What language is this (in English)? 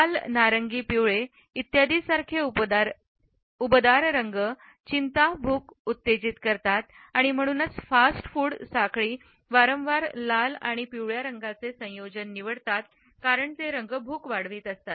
Marathi